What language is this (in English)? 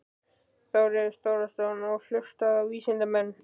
Icelandic